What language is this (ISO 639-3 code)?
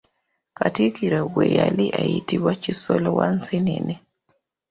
lug